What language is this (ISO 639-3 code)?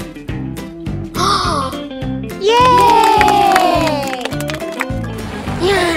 ara